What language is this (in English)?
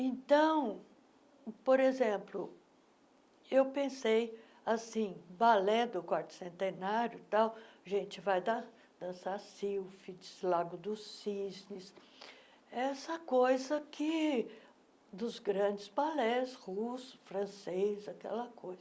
Portuguese